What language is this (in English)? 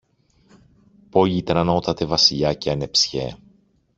Greek